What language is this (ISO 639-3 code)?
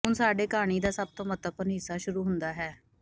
pan